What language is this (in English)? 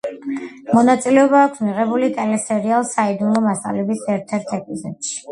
Georgian